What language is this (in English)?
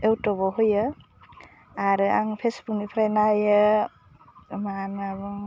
Bodo